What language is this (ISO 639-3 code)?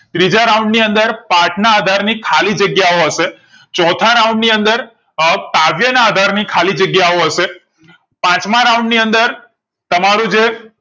guj